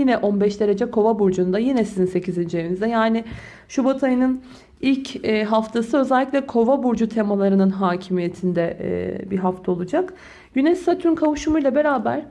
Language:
Turkish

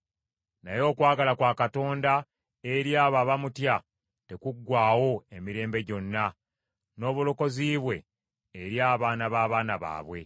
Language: Ganda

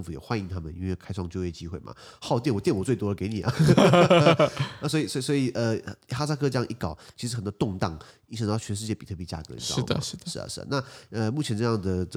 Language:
Chinese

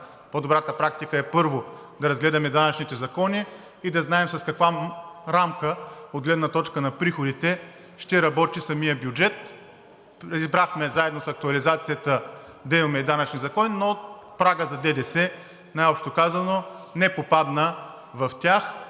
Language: Bulgarian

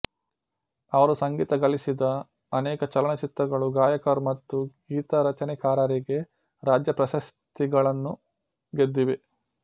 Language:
Kannada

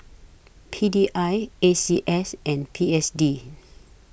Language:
English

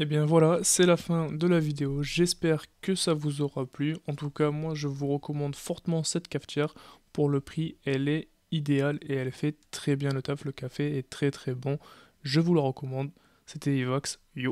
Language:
French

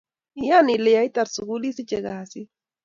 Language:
Kalenjin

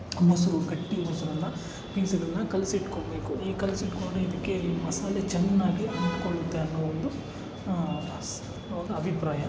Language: Kannada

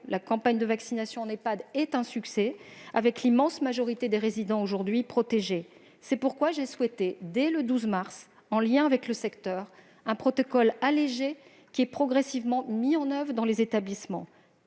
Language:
French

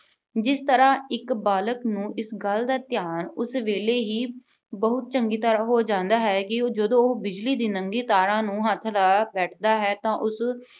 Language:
Punjabi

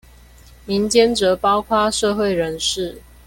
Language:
Chinese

